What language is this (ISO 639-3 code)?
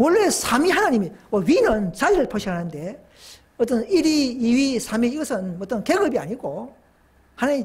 kor